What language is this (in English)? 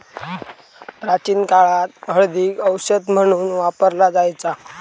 Marathi